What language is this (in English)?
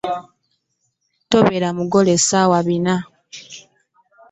Ganda